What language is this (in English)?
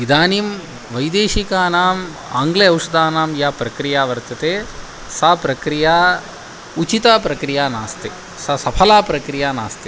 Sanskrit